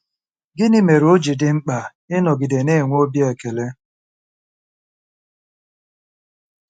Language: Igbo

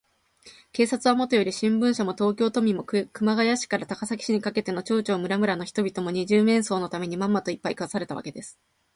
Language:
Japanese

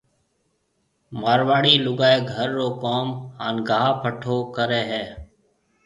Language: Marwari (Pakistan)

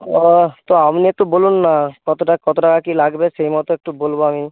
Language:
Bangla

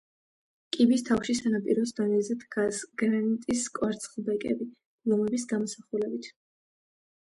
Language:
Georgian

